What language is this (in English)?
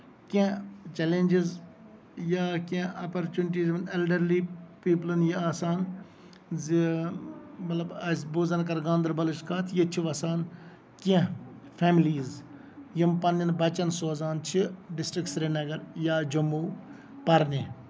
Kashmiri